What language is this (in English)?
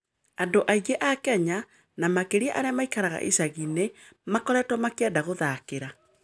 Kikuyu